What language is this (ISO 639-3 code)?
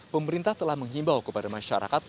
ind